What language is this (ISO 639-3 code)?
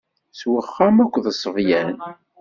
kab